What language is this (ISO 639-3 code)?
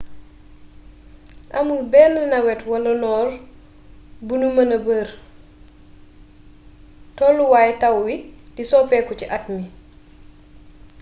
wol